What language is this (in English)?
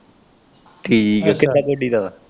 Punjabi